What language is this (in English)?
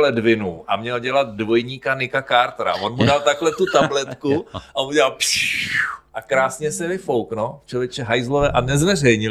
Czech